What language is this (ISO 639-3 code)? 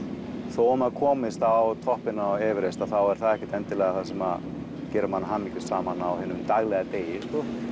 isl